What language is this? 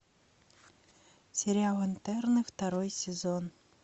Russian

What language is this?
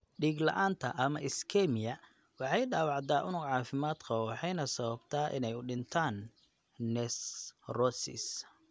Somali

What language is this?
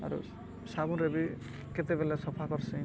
Odia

